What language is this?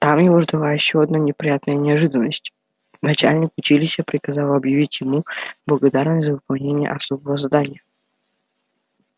Russian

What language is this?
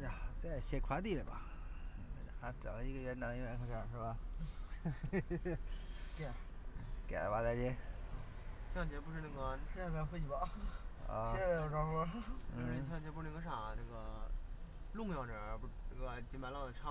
Chinese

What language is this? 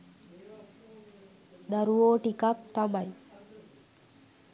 Sinhala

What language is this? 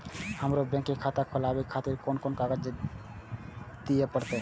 Maithili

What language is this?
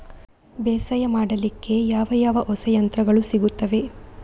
Kannada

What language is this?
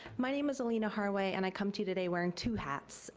English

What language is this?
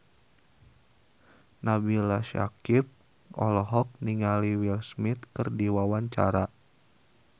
Sundanese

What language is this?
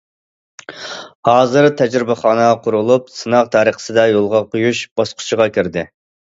Uyghur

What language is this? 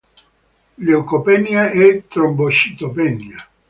Italian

